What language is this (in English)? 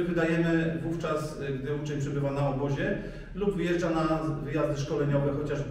Polish